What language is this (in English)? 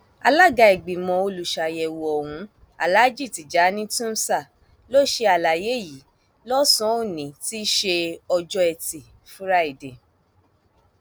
Yoruba